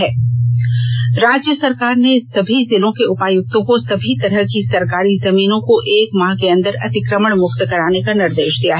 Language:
Hindi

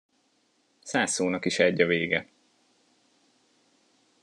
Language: Hungarian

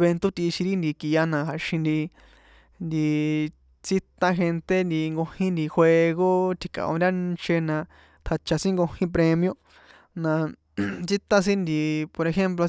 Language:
San Juan Atzingo Popoloca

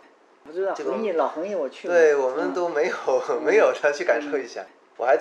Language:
Chinese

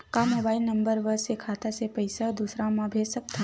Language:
Chhattisgarhi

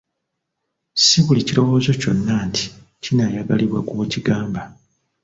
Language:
Ganda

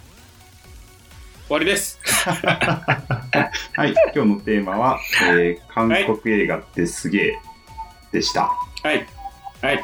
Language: Japanese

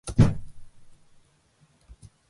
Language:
Georgian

